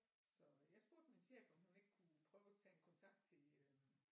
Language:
Danish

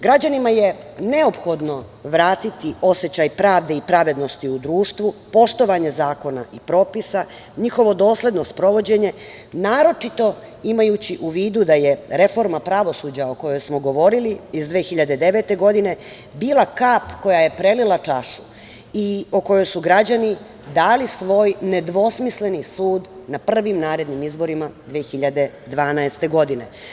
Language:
Serbian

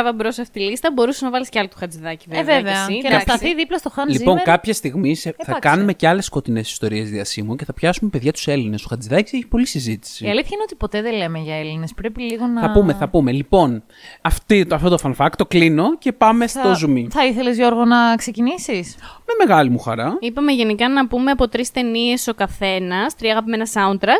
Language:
Greek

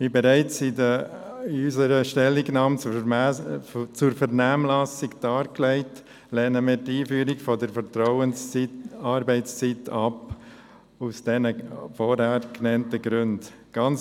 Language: Swiss German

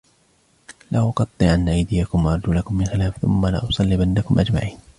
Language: Arabic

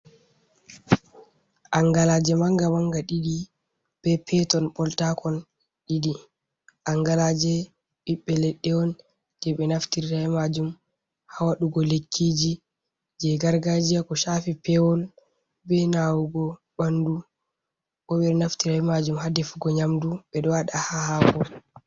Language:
Fula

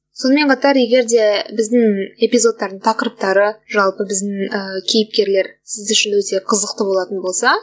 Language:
Kazakh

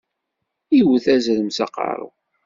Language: Kabyle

